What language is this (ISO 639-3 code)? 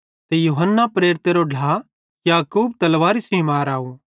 bhd